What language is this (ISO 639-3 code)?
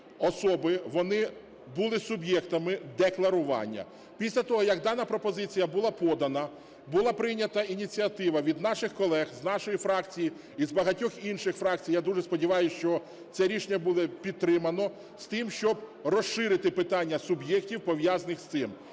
ukr